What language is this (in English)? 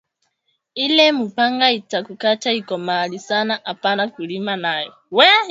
Swahili